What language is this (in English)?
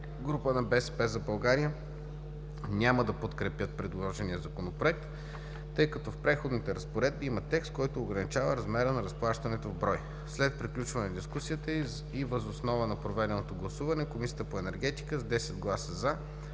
Bulgarian